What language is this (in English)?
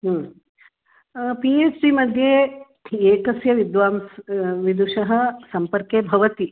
Sanskrit